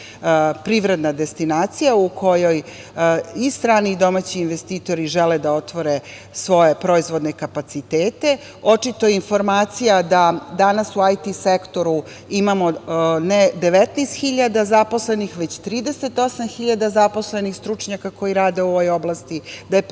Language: Serbian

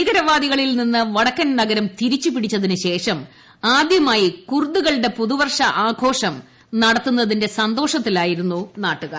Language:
Malayalam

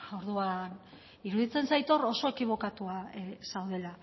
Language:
Basque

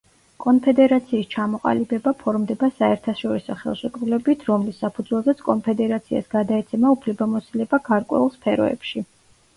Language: Georgian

